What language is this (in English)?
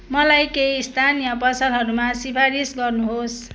Nepali